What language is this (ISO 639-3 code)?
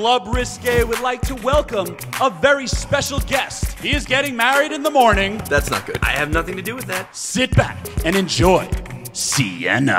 eng